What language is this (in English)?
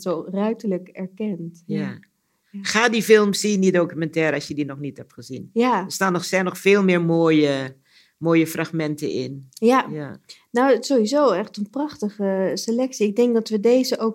Dutch